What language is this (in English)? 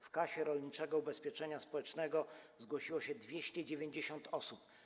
Polish